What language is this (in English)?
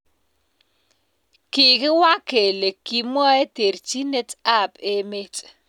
Kalenjin